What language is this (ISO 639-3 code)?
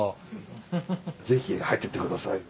jpn